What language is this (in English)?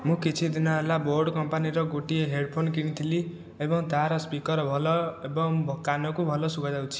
Odia